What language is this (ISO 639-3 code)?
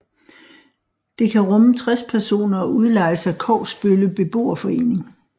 dan